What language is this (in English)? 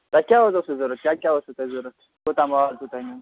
Kashmiri